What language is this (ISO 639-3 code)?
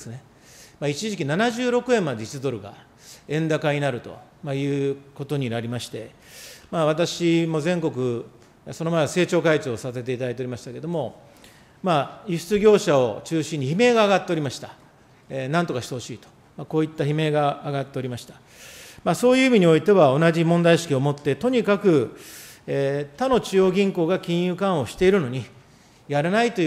jpn